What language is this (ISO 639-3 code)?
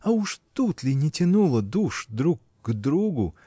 rus